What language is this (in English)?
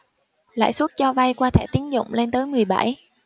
Vietnamese